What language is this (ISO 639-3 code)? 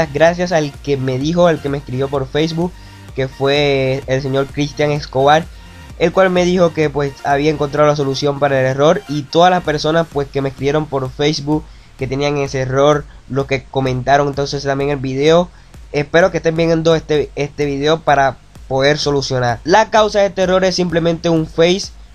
spa